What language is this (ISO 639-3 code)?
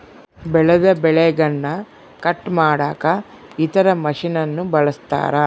kan